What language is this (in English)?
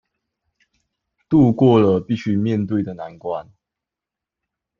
Chinese